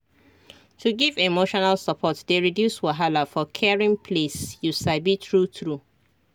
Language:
Nigerian Pidgin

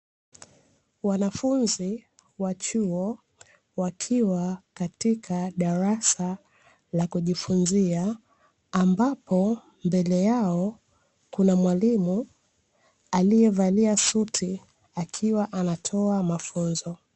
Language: Swahili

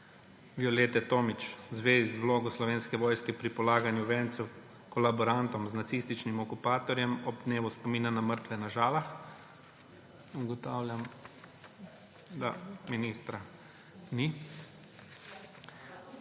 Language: Slovenian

